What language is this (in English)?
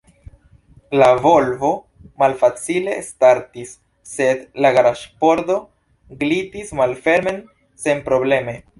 Esperanto